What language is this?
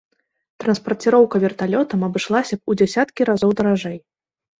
Belarusian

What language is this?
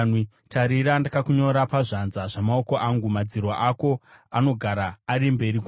Shona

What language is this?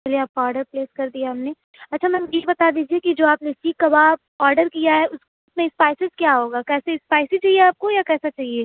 Urdu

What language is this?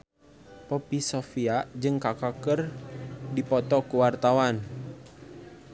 Sundanese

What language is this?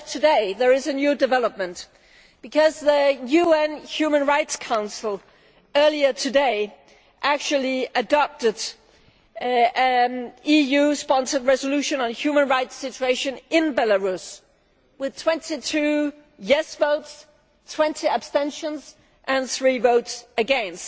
English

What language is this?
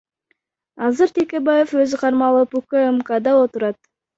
Kyrgyz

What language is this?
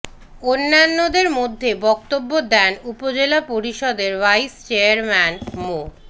Bangla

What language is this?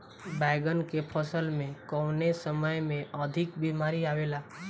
Bhojpuri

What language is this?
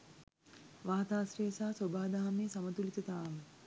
Sinhala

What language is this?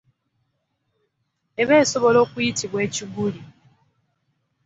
Ganda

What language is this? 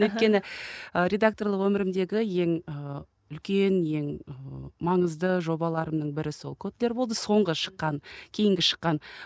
Kazakh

